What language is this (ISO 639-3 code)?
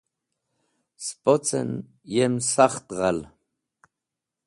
wbl